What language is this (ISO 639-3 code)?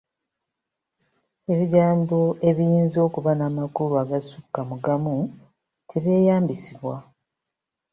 lug